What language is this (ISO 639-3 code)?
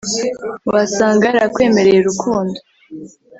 kin